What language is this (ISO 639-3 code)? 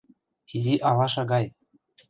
chm